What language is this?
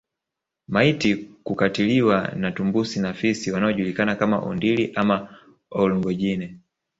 Swahili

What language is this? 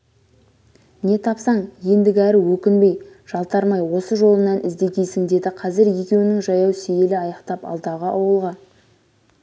Kazakh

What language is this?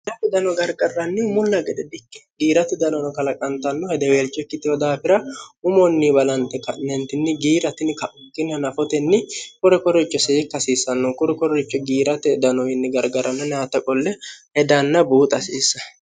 Sidamo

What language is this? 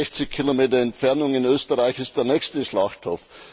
German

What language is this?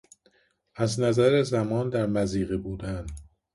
Persian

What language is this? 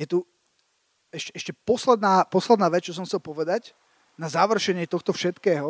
Slovak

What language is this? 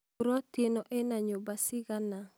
Kikuyu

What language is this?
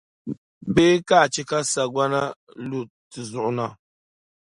Dagbani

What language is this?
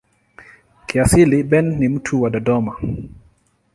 Swahili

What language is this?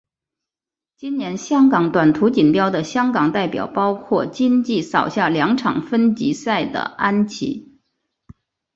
Chinese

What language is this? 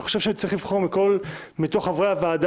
Hebrew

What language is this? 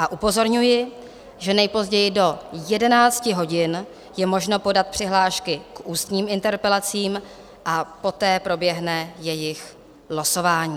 Czech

